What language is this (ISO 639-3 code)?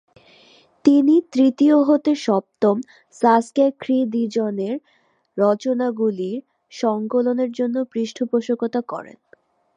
ben